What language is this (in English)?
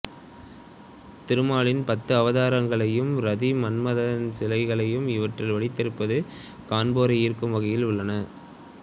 Tamil